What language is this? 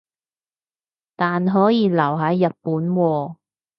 Cantonese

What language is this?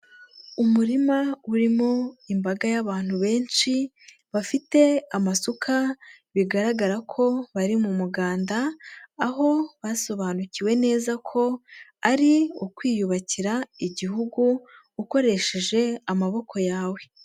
Kinyarwanda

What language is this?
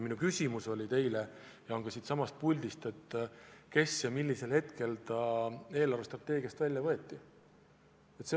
Estonian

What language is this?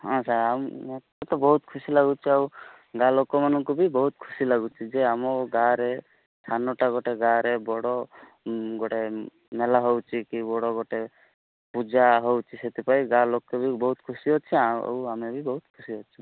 Odia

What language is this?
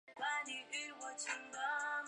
Chinese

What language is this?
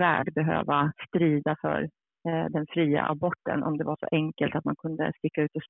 Swedish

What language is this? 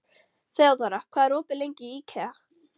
Icelandic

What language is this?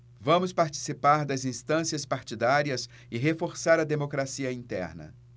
Portuguese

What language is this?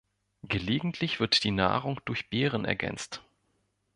German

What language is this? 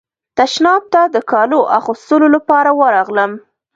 Pashto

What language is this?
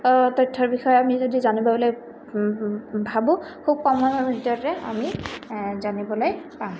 Assamese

